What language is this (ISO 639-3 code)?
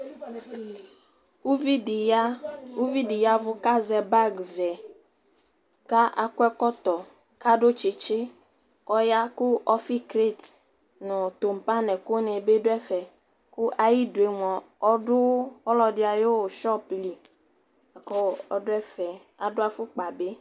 kpo